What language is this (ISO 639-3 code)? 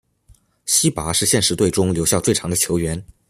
zho